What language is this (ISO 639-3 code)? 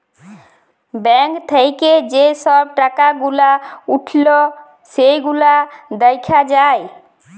ben